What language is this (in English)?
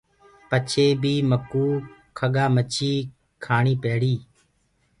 Gurgula